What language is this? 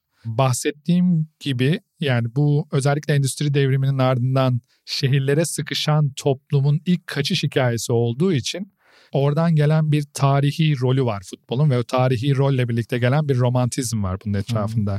Turkish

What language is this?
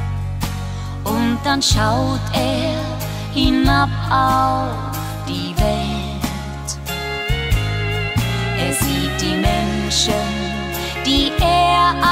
Thai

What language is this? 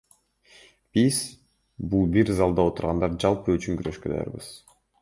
Kyrgyz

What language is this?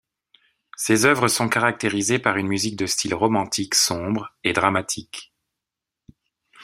French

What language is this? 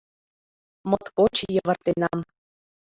Mari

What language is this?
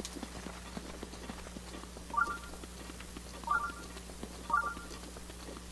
Korean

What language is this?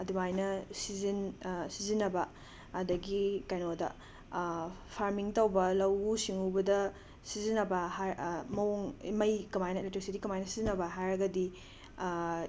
Manipuri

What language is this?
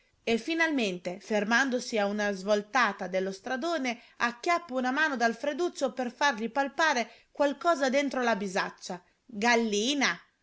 Italian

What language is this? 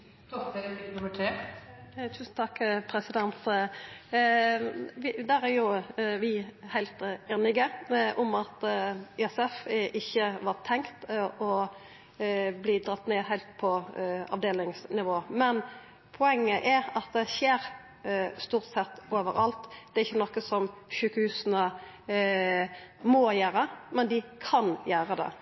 Norwegian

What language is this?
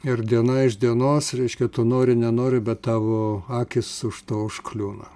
Lithuanian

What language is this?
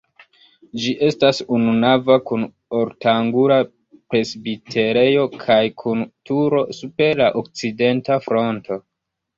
Esperanto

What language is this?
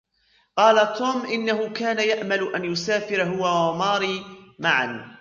Arabic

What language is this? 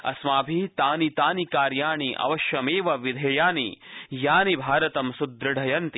Sanskrit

